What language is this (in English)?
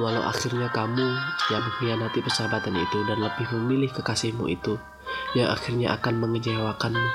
Indonesian